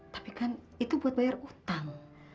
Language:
Indonesian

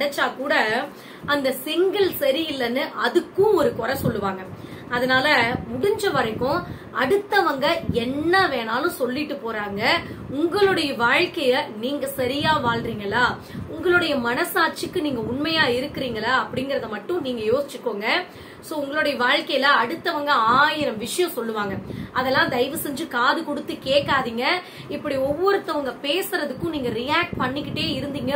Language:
Tamil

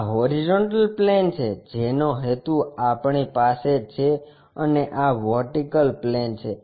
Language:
Gujarati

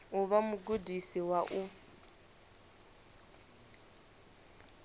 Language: Venda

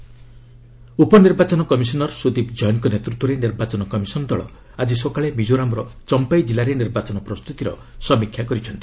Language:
Odia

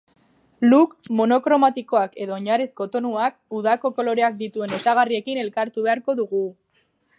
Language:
Basque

